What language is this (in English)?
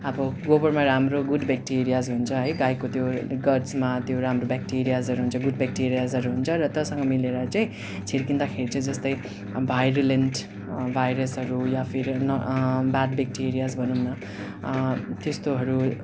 Nepali